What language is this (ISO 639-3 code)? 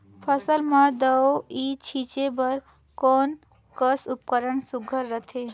hne